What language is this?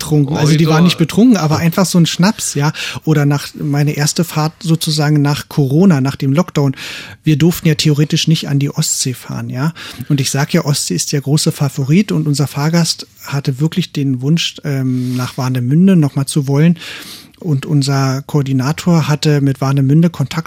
German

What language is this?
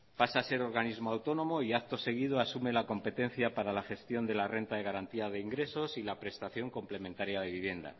Spanish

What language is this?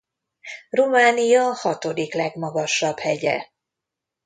Hungarian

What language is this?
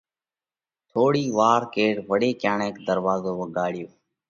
Parkari Koli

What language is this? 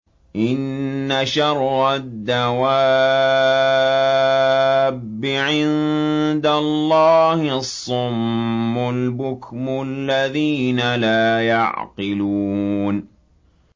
Arabic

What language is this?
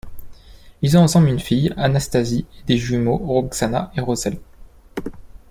French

